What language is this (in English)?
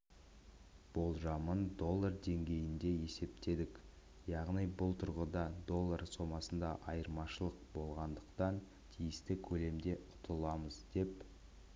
Kazakh